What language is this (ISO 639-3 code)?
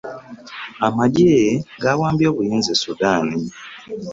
lug